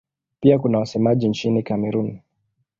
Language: Swahili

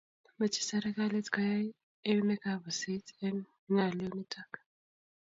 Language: Kalenjin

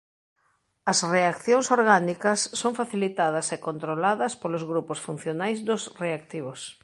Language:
Galician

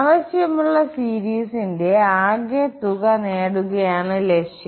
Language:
Malayalam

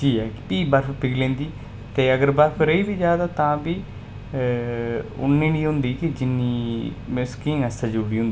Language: Dogri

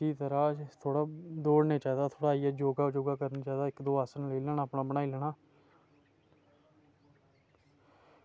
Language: Dogri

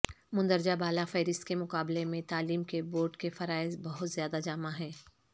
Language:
Urdu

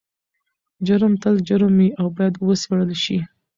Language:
Pashto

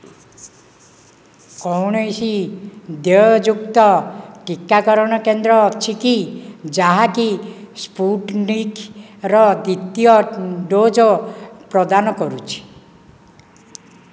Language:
Odia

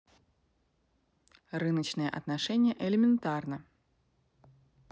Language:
Russian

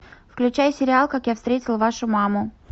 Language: Russian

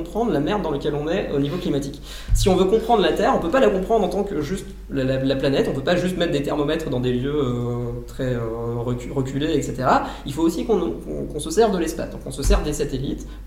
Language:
French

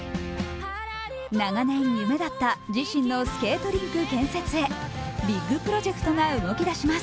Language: Japanese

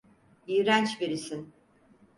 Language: Turkish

